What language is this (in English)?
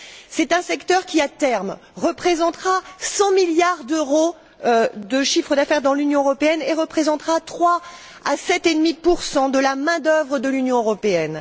French